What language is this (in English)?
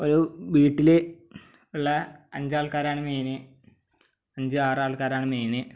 Malayalam